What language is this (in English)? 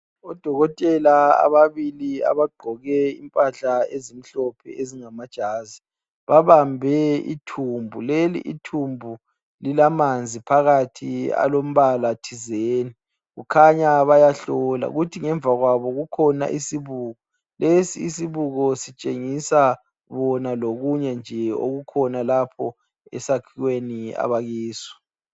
North Ndebele